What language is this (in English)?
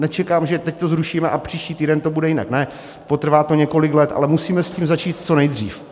Czech